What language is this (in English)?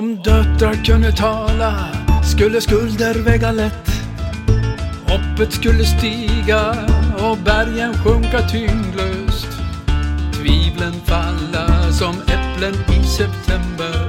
Swedish